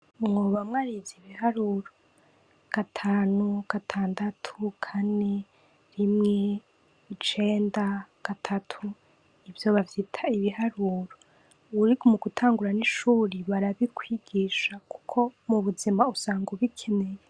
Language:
Rundi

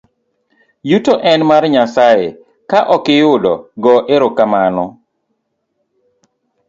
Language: Luo (Kenya and Tanzania)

